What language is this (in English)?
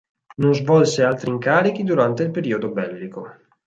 Italian